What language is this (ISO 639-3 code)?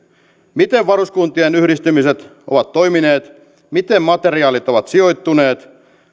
fin